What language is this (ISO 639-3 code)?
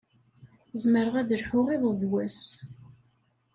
kab